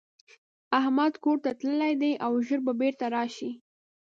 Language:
Pashto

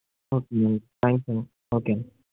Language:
Telugu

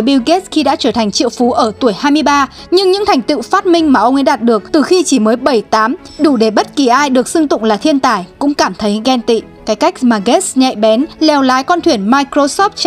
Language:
Vietnamese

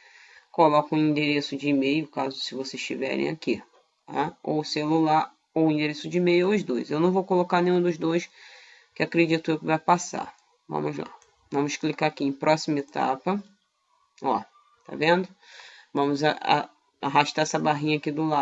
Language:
Portuguese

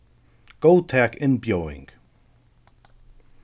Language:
Faroese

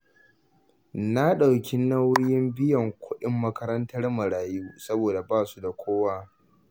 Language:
Hausa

